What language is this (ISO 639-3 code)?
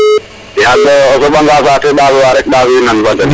srr